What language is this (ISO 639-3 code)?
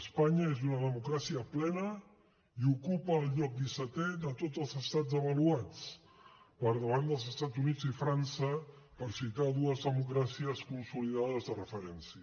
cat